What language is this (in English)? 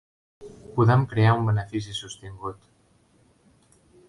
Catalan